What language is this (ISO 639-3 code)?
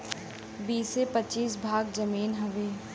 bho